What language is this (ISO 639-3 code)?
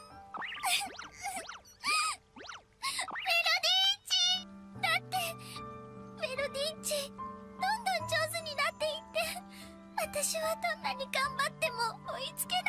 jpn